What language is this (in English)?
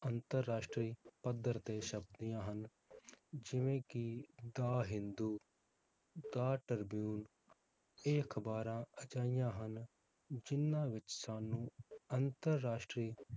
Punjabi